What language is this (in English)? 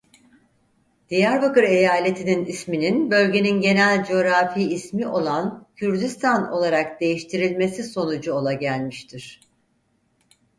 Turkish